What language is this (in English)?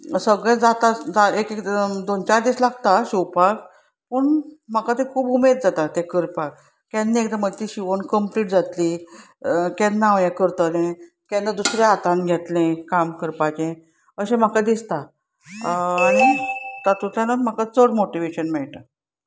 Konkani